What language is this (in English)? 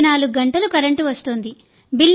Telugu